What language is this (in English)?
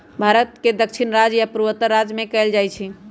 Magahi